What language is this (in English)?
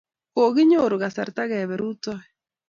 Kalenjin